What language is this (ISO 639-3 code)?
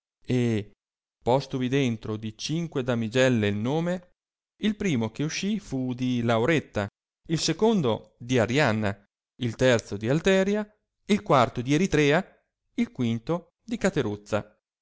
ita